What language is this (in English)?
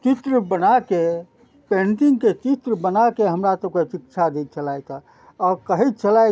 Maithili